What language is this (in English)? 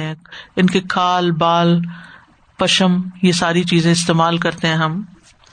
Urdu